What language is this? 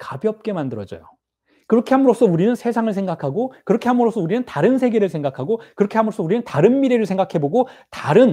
Korean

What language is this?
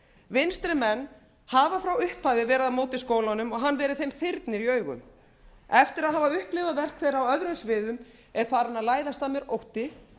Icelandic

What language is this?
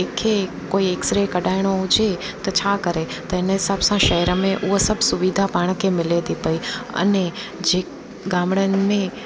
Sindhi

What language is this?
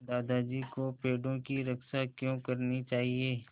Hindi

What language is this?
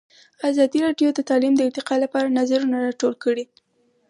Pashto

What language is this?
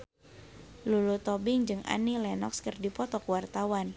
Sundanese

